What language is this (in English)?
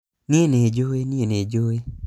Kikuyu